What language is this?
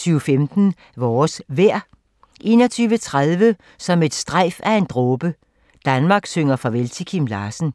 Danish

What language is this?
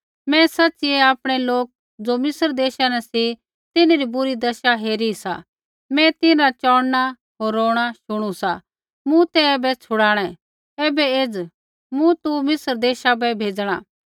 Kullu Pahari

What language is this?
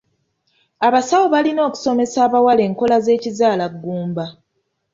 Ganda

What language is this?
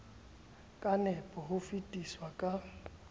Southern Sotho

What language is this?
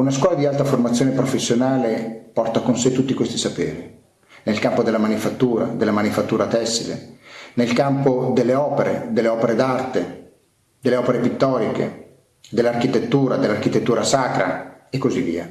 Italian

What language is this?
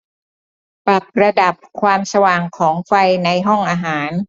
Thai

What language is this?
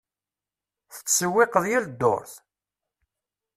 Kabyle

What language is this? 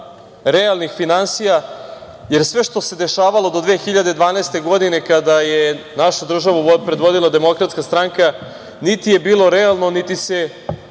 Serbian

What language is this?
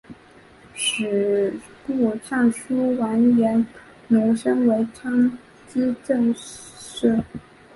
Chinese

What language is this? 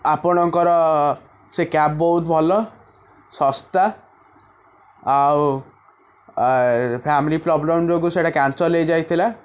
Odia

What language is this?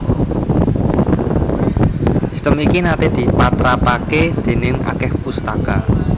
Javanese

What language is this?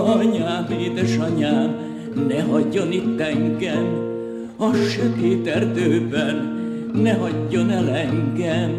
Hungarian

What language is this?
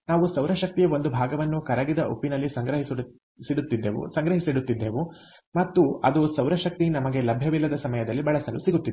Kannada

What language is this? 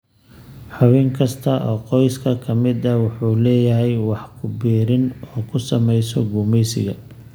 Somali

